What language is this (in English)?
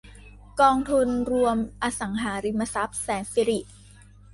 Thai